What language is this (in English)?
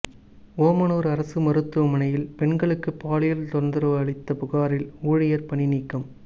Tamil